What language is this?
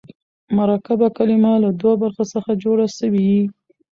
Pashto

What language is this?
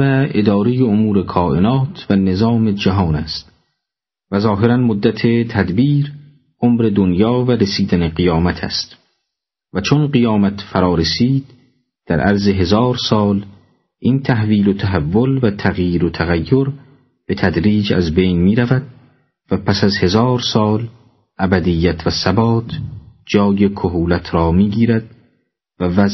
Persian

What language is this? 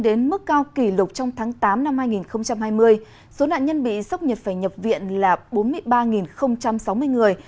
Vietnamese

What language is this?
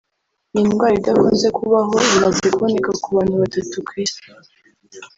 Kinyarwanda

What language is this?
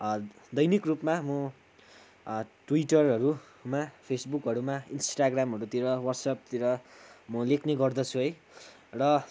Nepali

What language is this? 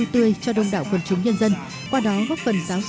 Vietnamese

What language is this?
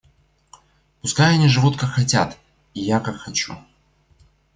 Russian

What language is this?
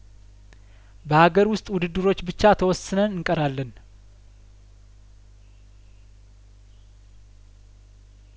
Amharic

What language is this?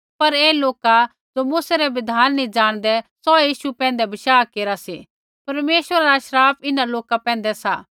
Kullu Pahari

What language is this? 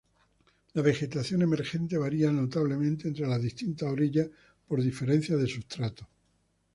Spanish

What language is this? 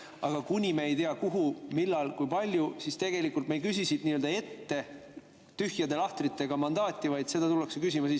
Estonian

